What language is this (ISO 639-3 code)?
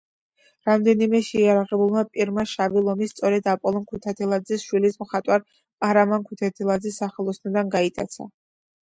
kat